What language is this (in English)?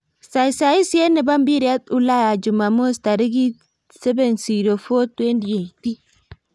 Kalenjin